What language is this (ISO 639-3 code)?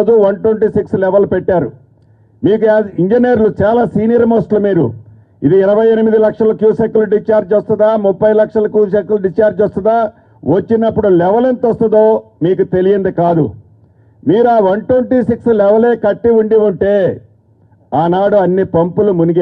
tel